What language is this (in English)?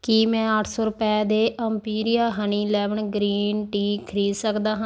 Punjabi